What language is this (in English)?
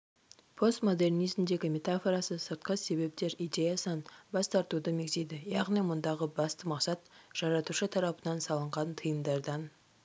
Kazakh